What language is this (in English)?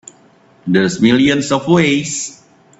English